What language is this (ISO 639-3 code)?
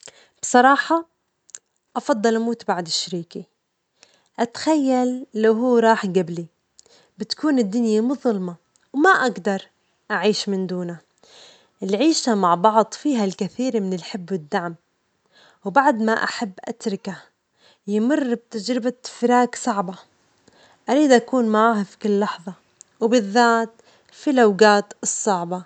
acx